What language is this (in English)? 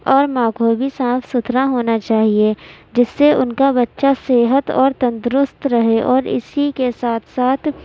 Urdu